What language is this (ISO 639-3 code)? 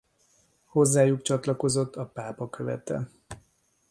hun